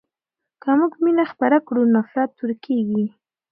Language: Pashto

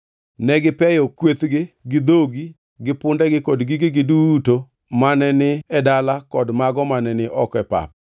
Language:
Luo (Kenya and Tanzania)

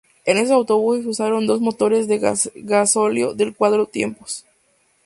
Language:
Spanish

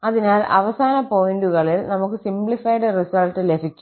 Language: Malayalam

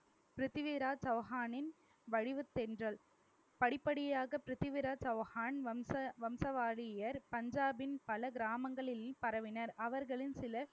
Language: Tamil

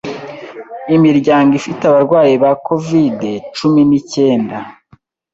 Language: Kinyarwanda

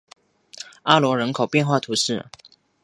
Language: Chinese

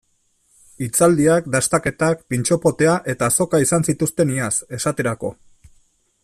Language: Basque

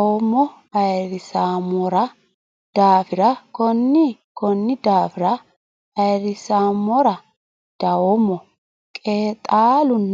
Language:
Sidamo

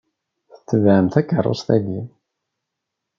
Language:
Kabyle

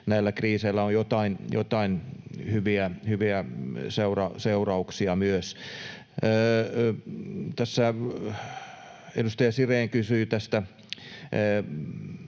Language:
Finnish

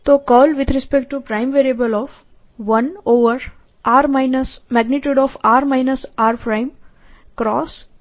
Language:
Gujarati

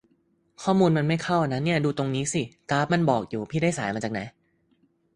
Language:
Thai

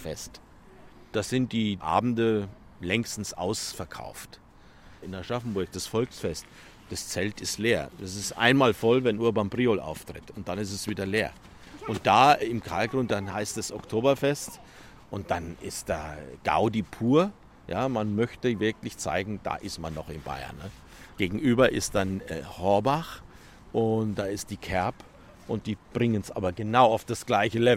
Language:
German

